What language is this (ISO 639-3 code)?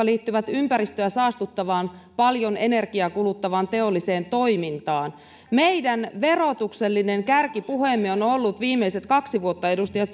fin